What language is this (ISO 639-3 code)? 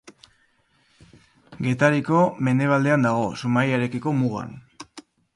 eus